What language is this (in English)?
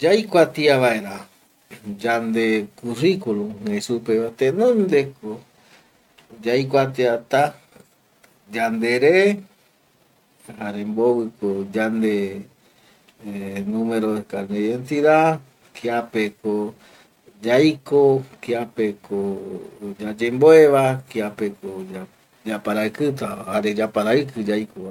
Eastern Bolivian Guaraní